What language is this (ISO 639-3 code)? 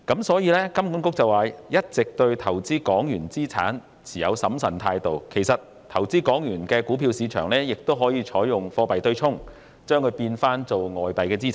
yue